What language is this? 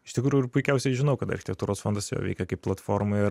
Lithuanian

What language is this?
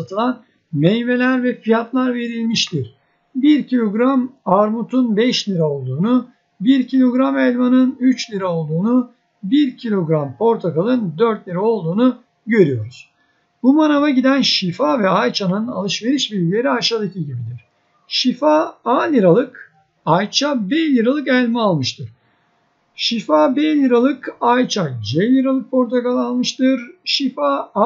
Turkish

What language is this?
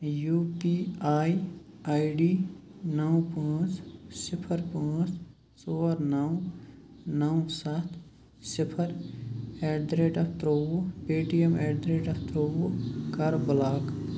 Kashmiri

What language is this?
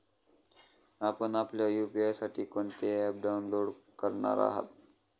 Marathi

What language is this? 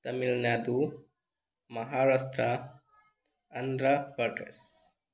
Manipuri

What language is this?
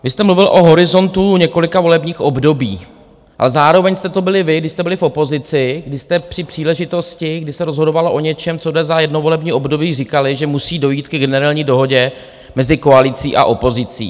Czech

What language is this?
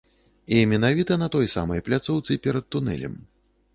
Belarusian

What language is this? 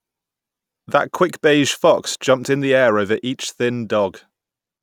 English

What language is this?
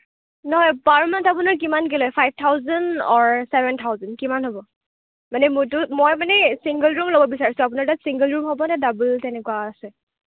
Assamese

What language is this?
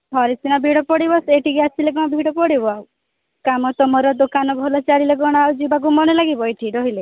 Odia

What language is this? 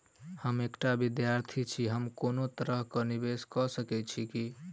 Maithili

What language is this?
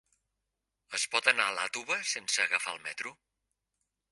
Catalan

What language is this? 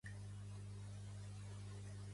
Catalan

